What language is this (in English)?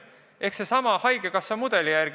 Estonian